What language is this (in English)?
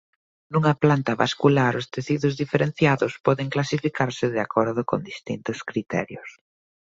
Galician